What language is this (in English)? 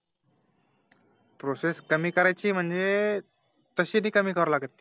Marathi